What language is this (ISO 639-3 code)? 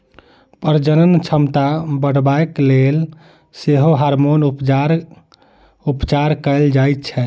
mai